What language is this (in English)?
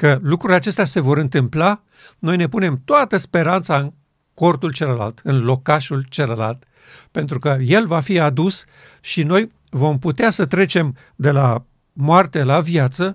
Romanian